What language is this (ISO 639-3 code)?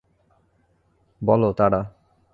ben